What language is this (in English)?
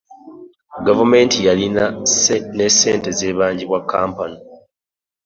Ganda